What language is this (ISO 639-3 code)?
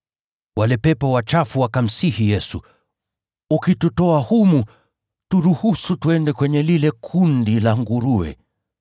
swa